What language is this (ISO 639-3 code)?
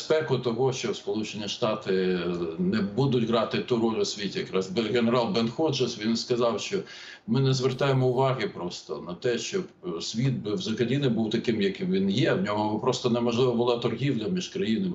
ukr